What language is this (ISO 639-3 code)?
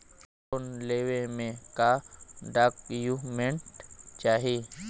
bho